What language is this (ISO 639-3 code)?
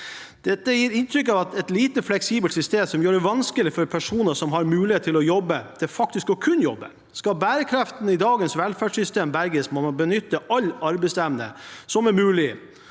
nor